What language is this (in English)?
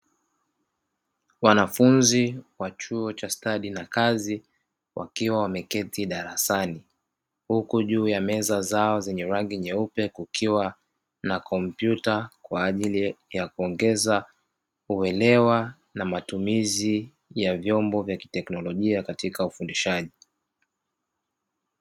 Swahili